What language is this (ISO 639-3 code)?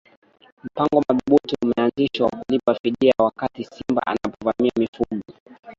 swa